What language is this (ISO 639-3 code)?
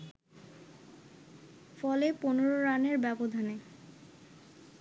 ben